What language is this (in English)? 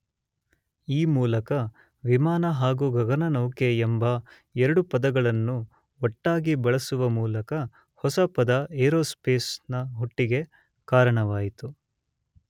Kannada